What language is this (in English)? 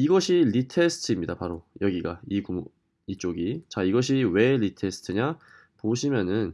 Korean